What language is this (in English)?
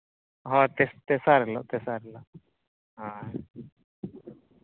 Santali